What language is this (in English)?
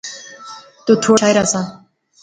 Pahari-Potwari